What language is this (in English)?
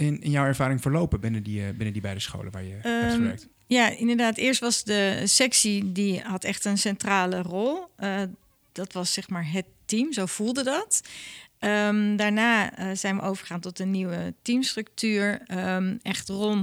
Dutch